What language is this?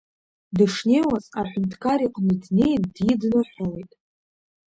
Abkhazian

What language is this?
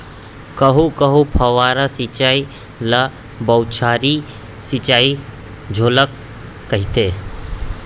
Chhattisgarhi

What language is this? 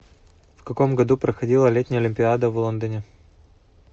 Russian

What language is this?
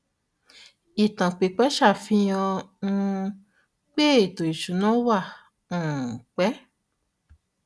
Yoruba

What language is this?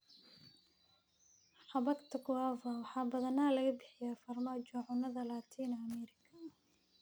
Somali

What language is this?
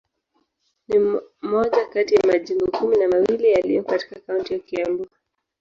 Swahili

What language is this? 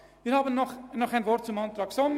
Swiss German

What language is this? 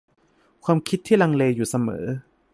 Thai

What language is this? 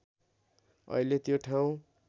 Nepali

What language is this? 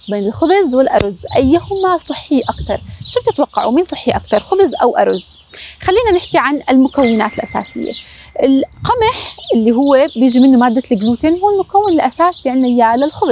Arabic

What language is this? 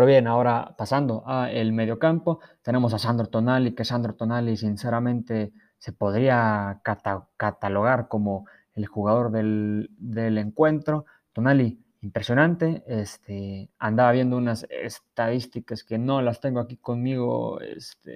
Spanish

